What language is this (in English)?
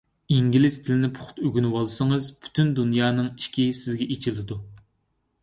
Uyghur